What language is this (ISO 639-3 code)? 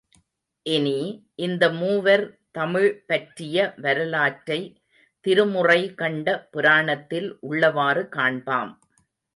tam